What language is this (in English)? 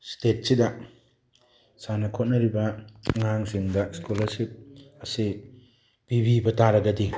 Manipuri